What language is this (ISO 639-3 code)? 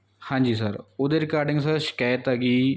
pan